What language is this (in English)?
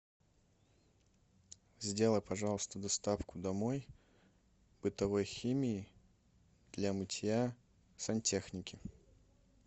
Russian